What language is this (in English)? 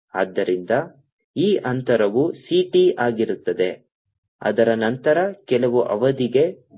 Kannada